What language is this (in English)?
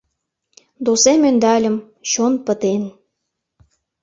Mari